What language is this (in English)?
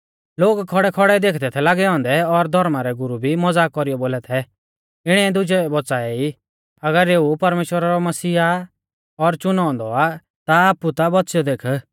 Mahasu Pahari